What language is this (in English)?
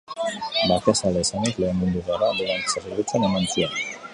Basque